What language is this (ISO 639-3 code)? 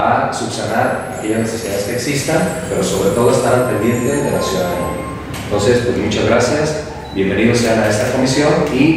spa